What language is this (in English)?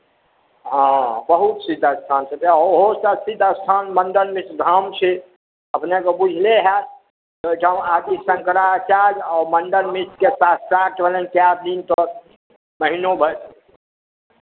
Maithili